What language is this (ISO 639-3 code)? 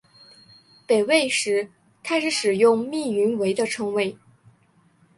zho